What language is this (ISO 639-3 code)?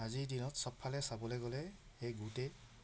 asm